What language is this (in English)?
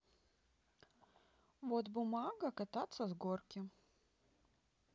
Russian